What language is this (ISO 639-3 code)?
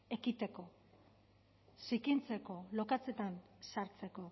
eus